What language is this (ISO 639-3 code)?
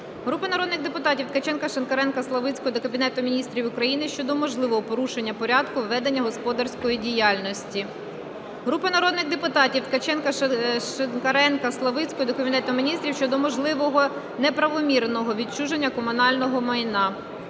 ukr